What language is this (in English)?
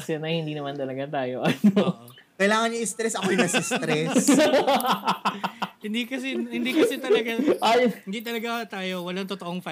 Filipino